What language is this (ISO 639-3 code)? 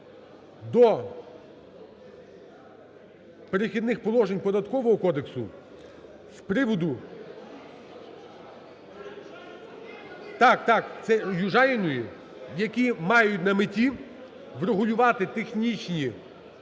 ukr